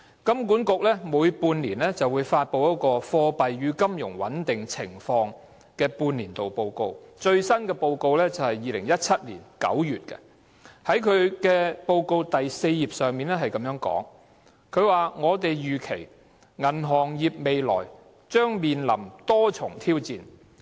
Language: Cantonese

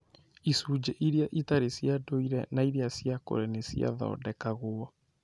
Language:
Kikuyu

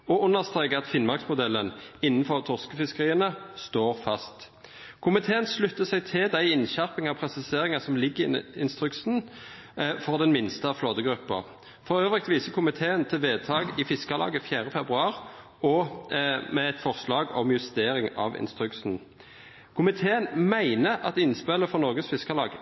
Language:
Norwegian Nynorsk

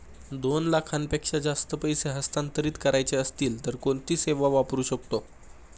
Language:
Marathi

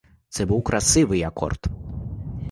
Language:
Ukrainian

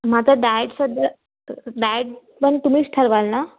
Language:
Marathi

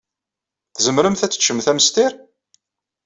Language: Kabyle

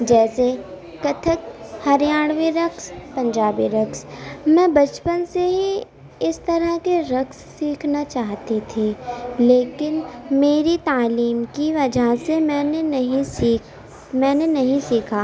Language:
Urdu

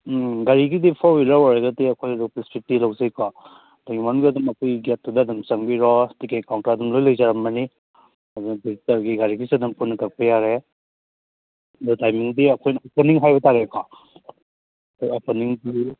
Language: Manipuri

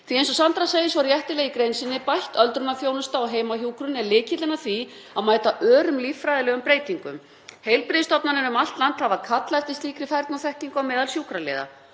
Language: Icelandic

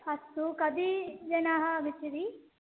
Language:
Sanskrit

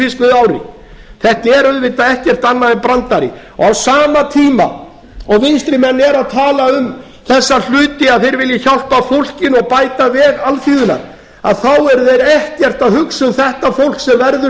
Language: Icelandic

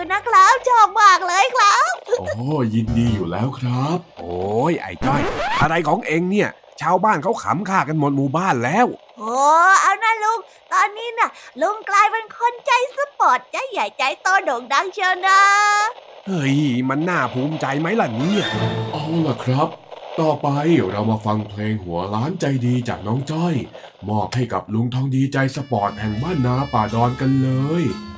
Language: Thai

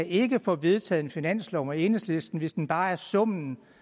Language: Danish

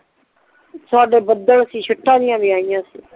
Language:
Punjabi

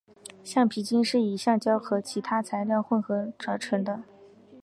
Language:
Chinese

